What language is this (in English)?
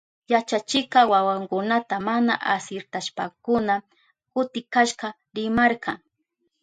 Southern Pastaza Quechua